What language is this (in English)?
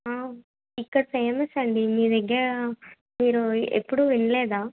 Telugu